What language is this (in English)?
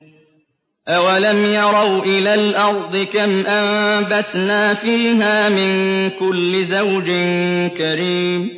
Arabic